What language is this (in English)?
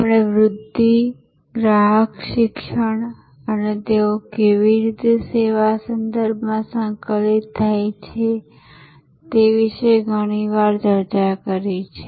Gujarati